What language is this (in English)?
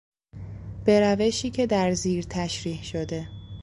Persian